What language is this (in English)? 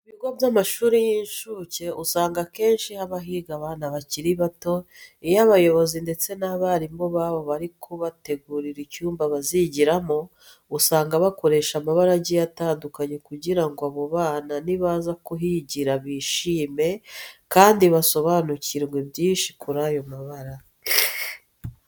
Kinyarwanda